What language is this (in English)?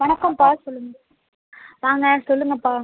Tamil